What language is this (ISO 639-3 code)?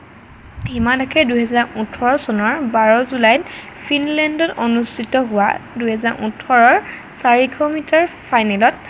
asm